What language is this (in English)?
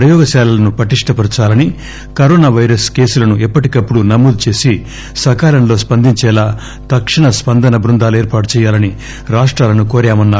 Telugu